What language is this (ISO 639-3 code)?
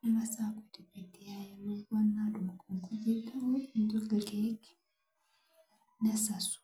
mas